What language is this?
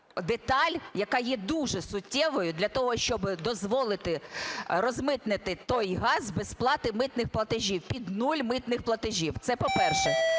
Ukrainian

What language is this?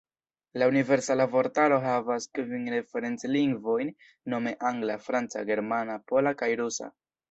Esperanto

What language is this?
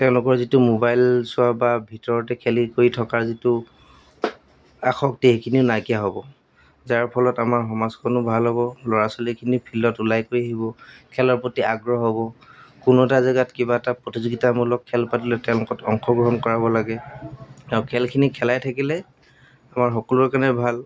Assamese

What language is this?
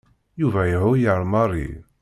Kabyle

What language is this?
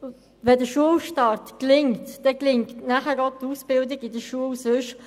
Swiss German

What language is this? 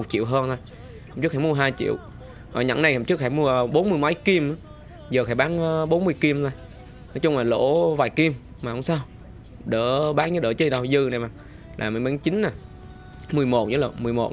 Vietnamese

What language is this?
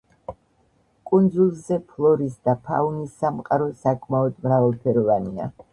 Georgian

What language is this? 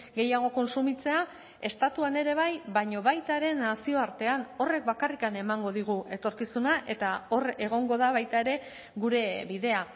Basque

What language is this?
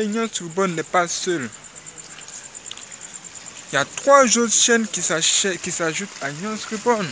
French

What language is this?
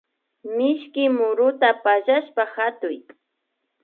Imbabura Highland Quichua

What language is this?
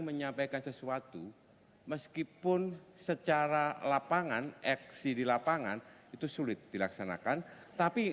Indonesian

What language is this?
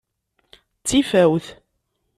Kabyle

